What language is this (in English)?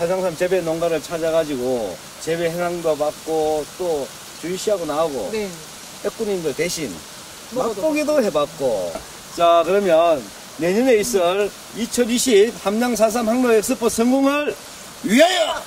Korean